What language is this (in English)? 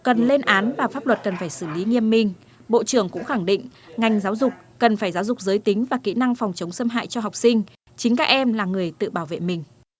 Vietnamese